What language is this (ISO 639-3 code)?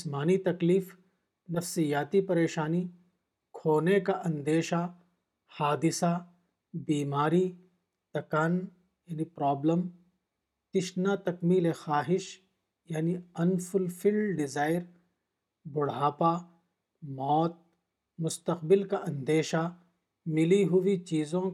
urd